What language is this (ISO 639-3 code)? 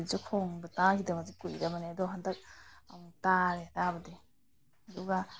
mni